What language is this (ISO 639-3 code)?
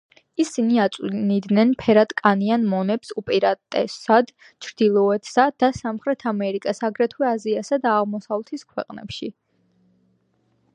kat